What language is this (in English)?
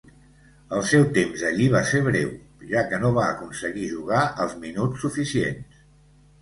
Catalan